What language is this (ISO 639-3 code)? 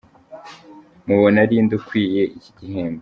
kin